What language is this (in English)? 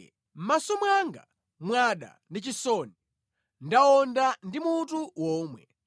Nyanja